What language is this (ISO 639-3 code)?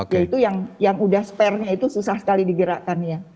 ind